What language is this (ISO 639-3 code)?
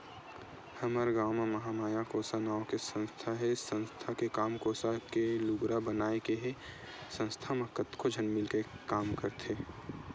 hne